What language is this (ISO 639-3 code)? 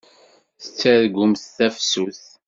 kab